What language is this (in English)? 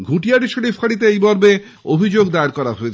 Bangla